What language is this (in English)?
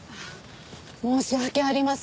Japanese